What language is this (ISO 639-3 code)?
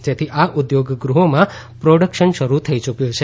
guj